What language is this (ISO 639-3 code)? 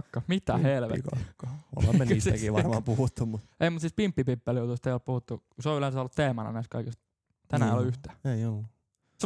fin